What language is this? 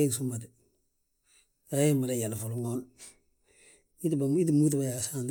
Balanta-Ganja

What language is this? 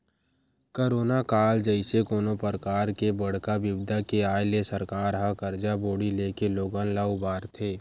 Chhattisgarhi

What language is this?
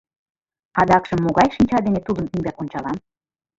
Mari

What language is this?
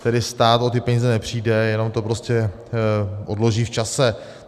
Czech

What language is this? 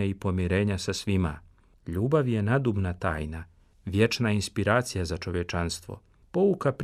Croatian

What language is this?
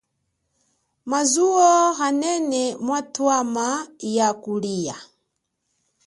Chokwe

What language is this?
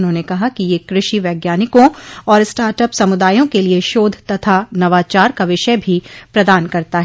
Hindi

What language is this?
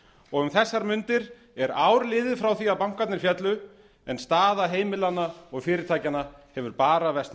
Icelandic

